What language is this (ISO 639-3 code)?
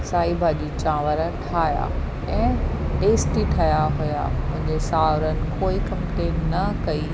snd